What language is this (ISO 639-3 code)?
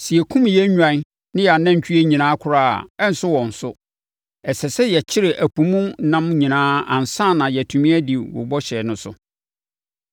aka